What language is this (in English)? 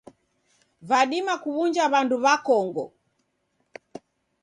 Taita